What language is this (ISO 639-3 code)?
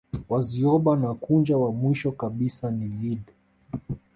swa